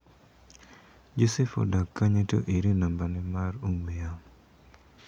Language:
Luo (Kenya and Tanzania)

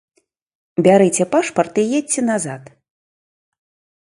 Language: Belarusian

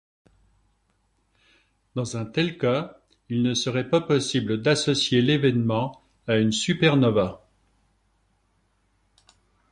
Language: French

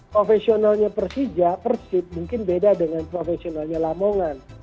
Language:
Indonesian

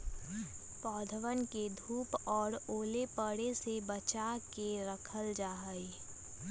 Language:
Magahi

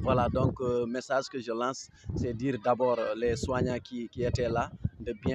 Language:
French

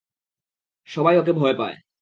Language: Bangla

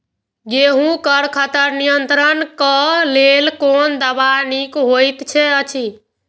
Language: Maithili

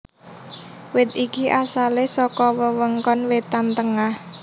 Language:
Javanese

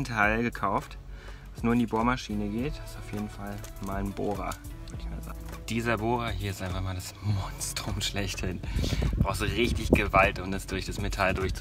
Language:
German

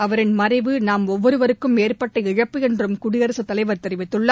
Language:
Tamil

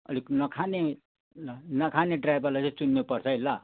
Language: Nepali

